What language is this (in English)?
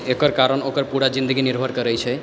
Maithili